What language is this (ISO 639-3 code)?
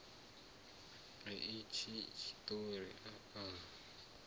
ven